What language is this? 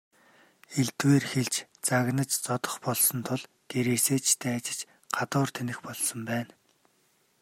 Mongolian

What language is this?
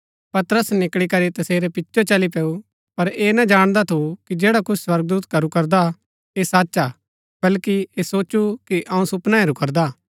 Gaddi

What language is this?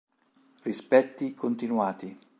Italian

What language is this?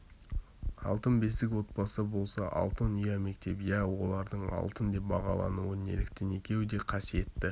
Kazakh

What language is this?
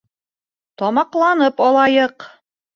Bashkir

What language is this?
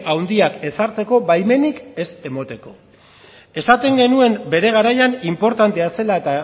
Basque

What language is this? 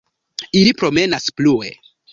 Esperanto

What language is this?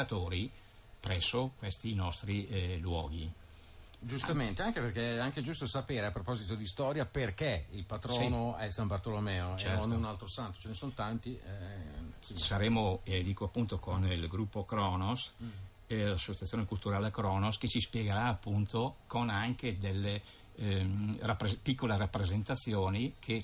Italian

